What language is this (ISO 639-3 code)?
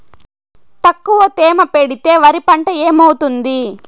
tel